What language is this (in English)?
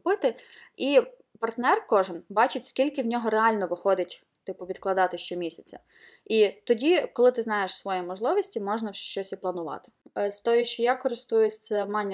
Ukrainian